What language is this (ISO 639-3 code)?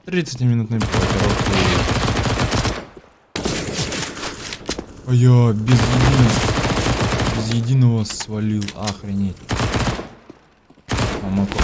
rus